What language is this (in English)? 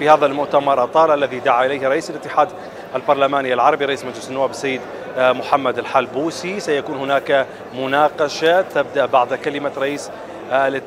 Arabic